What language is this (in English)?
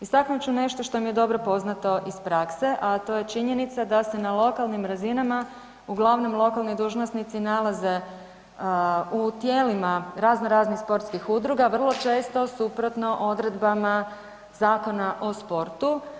Croatian